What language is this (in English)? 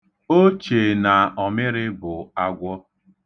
Igbo